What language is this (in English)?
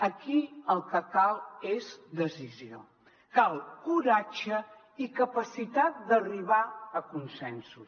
Catalan